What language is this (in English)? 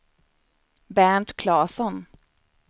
Swedish